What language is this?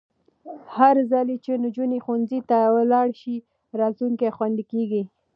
Pashto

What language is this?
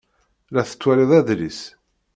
Kabyle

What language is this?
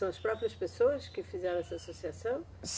Portuguese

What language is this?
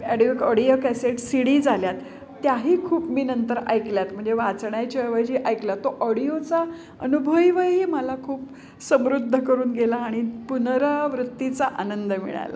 Marathi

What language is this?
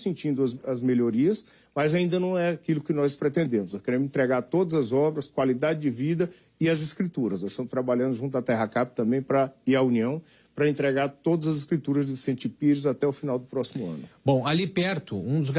Portuguese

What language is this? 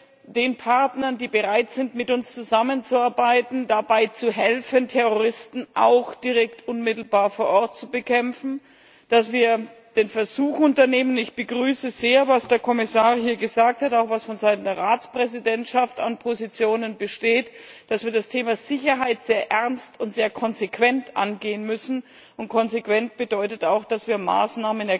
German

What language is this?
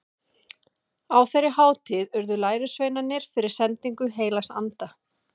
Icelandic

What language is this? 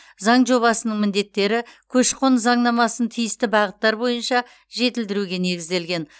Kazakh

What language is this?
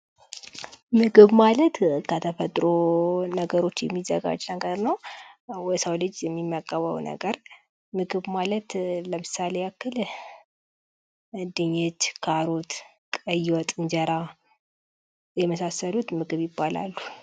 Amharic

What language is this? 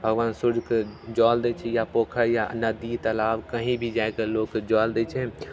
Maithili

